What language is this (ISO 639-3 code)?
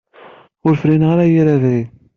kab